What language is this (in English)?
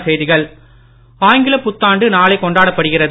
Tamil